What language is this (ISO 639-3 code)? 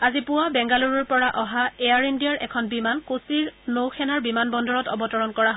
asm